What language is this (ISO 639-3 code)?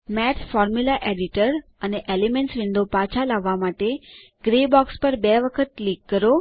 guj